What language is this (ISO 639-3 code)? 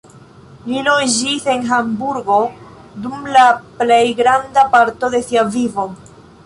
epo